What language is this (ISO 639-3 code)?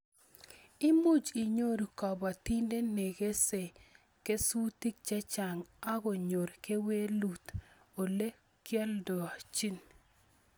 kln